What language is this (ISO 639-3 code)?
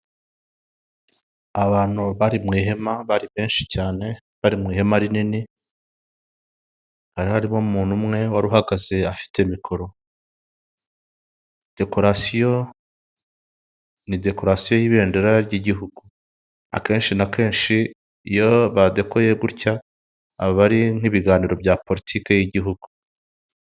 kin